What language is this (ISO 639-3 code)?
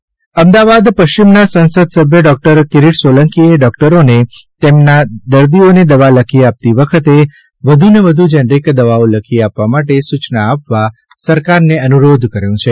guj